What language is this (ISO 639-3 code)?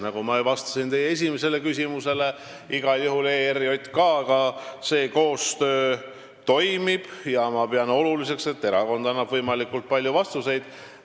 est